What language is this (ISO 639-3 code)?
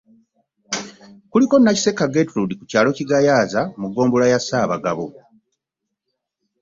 lug